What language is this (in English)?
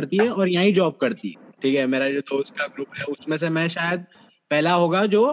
Hindi